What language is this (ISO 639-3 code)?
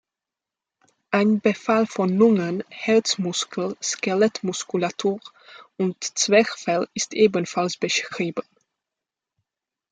deu